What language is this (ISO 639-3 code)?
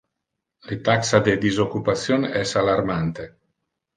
ina